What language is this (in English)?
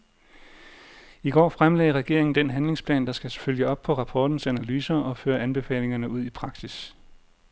Danish